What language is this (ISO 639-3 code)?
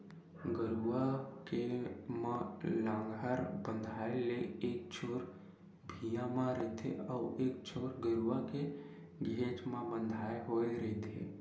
hne